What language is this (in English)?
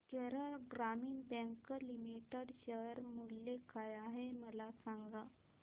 Marathi